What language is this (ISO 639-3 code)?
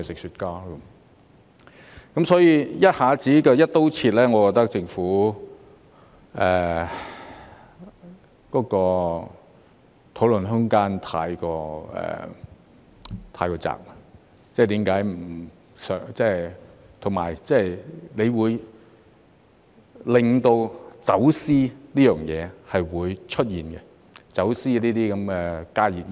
yue